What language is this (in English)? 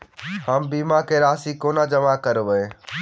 Maithili